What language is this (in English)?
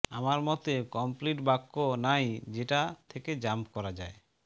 Bangla